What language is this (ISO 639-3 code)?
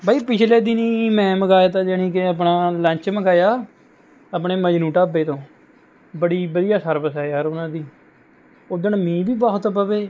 pan